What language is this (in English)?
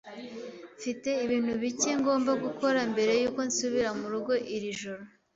Kinyarwanda